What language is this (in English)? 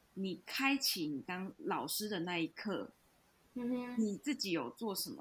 Chinese